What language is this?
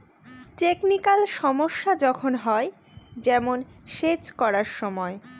Bangla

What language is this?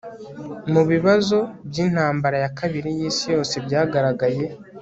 Kinyarwanda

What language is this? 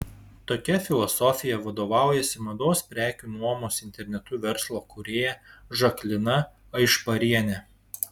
Lithuanian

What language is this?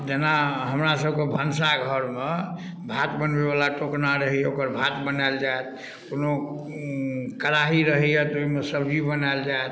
Maithili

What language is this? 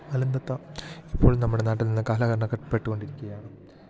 Malayalam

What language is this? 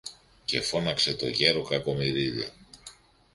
Greek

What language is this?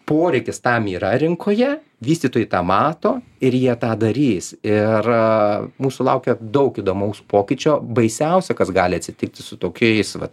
Lithuanian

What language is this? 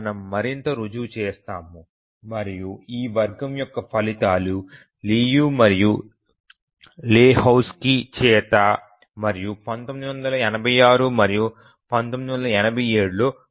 Telugu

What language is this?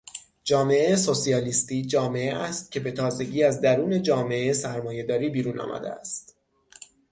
Persian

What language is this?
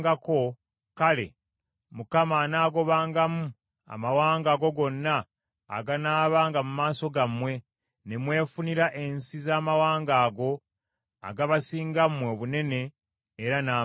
Ganda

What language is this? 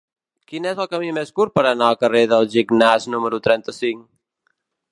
Catalan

